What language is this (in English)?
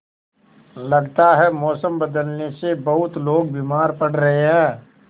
Hindi